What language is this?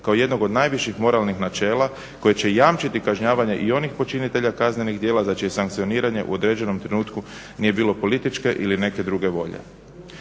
Croatian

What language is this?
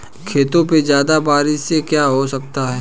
Hindi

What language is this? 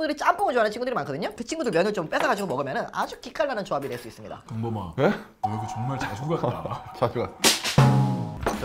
Korean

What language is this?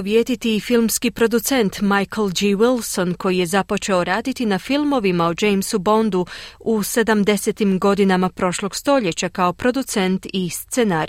Croatian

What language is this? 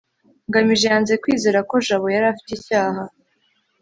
Kinyarwanda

